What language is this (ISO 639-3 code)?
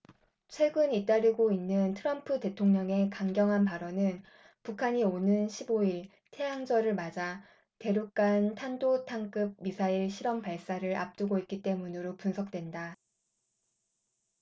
kor